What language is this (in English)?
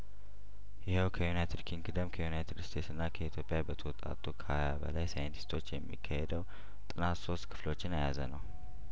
Amharic